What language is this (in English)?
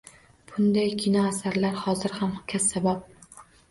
Uzbek